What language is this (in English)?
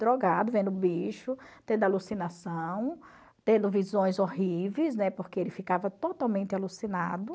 Portuguese